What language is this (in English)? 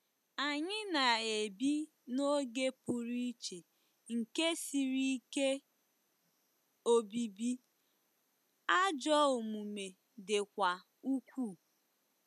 Igbo